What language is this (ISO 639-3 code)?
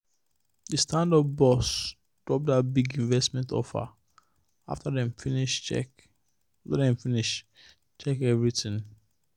pcm